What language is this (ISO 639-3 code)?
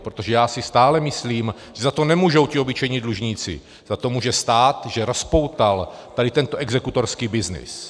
ces